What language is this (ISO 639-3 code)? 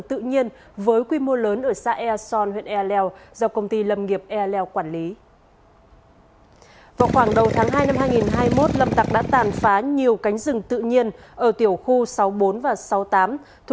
vie